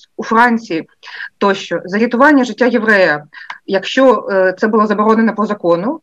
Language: Ukrainian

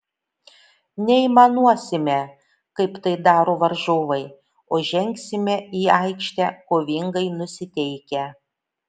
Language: Lithuanian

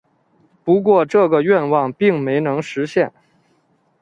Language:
Chinese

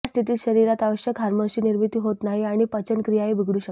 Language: Marathi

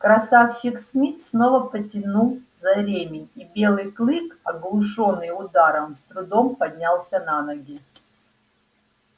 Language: Russian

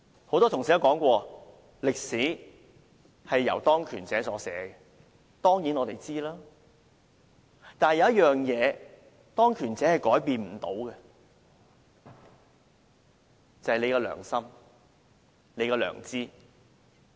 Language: Cantonese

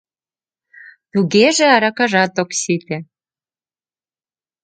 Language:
Mari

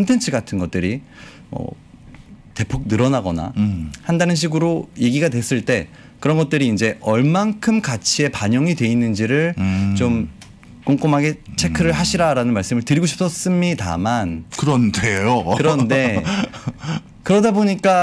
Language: Korean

